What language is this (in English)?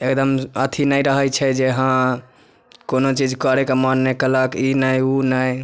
Maithili